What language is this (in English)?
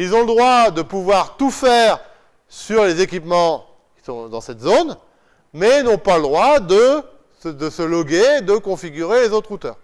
French